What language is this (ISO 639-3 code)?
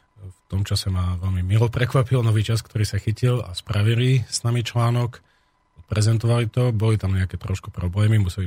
slk